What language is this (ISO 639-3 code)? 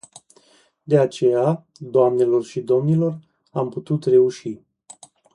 ron